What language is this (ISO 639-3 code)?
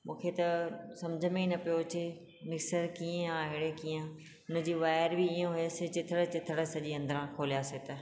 snd